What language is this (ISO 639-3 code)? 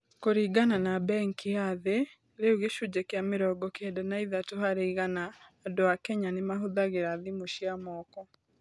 kik